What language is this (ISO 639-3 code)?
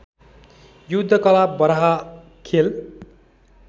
nep